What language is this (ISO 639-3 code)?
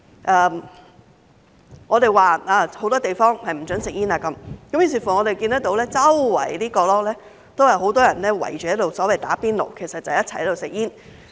yue